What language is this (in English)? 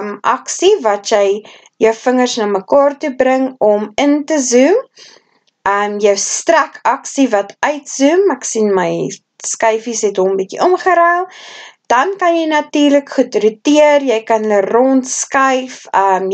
Dutch